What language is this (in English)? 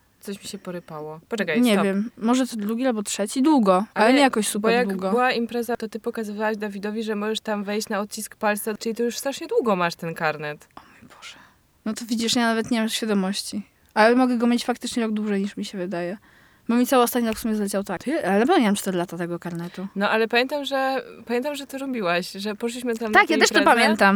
Polish